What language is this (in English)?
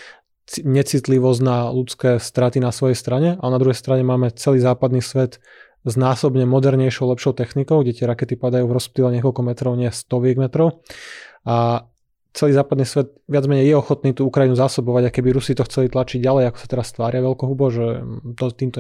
Slovak